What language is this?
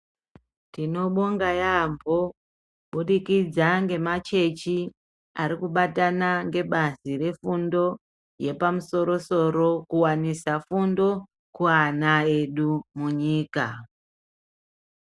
Ndau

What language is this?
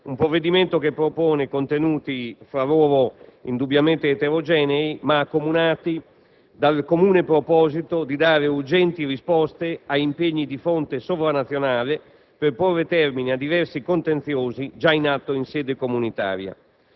Italian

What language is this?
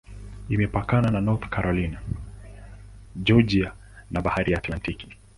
Swahili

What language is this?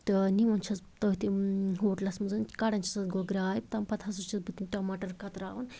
Kashmiri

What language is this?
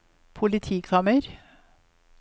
Norwegian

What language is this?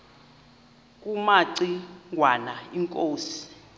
Xhosa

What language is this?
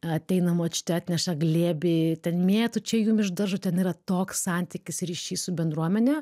Lithuanian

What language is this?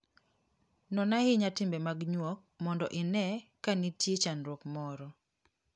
Luo (Kenya and Tanzania)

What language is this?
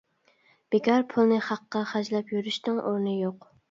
Uyghur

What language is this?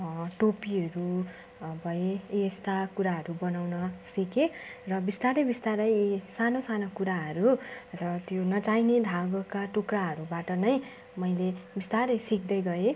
Nepali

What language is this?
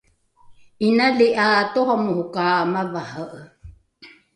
Rukai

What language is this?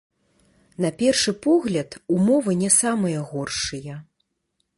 Belarusian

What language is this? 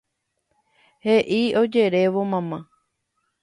Guarani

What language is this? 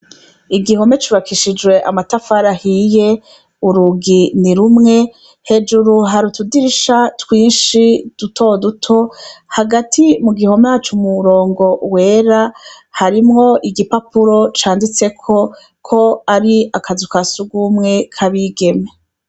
Rundi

